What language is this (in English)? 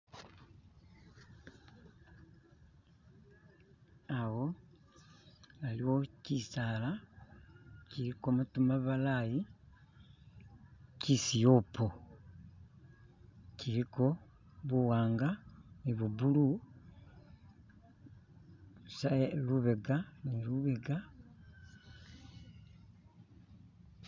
Masaaba